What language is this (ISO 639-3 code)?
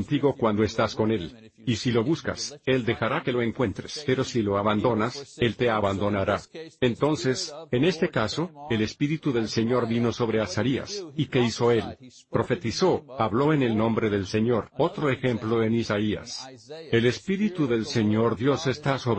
spa